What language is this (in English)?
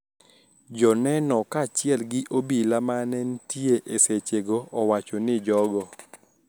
Luo (Kenya and Tanzania)